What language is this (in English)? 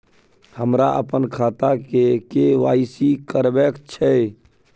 Maithili